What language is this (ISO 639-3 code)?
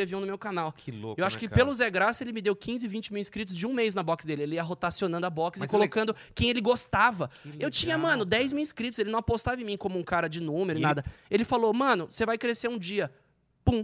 por